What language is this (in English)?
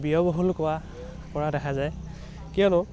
Assamese